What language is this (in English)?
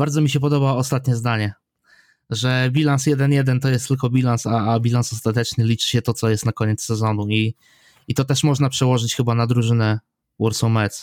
Polish